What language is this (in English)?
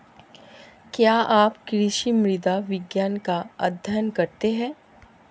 Hindi